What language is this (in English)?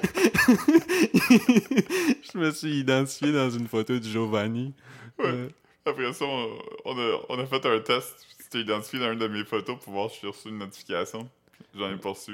French